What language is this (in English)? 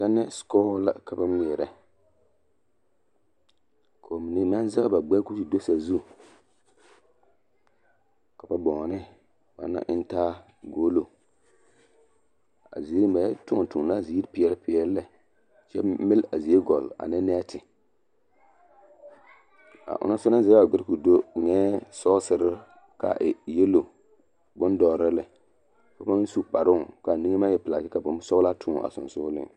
Southern Dagaare